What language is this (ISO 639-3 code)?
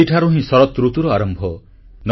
ori